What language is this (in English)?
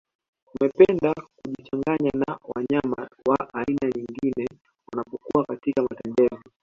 Swahili